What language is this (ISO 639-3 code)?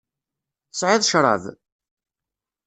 kab